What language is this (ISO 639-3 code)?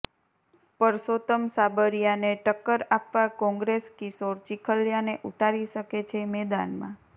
guj